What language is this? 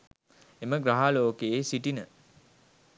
Sinhala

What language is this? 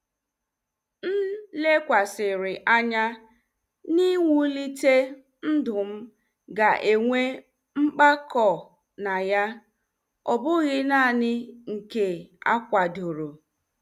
Igbo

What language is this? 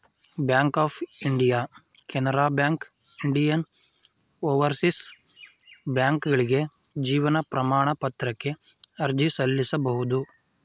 Kannada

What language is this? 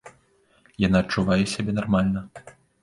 Belarusian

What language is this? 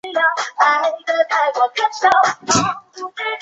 Chinese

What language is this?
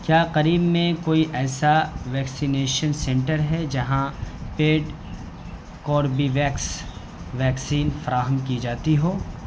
Urdu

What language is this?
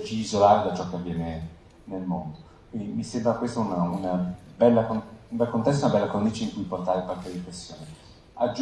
Italian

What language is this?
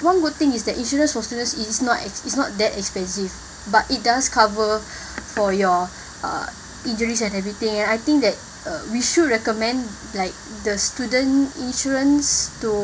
English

